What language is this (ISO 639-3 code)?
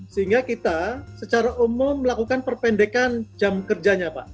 ind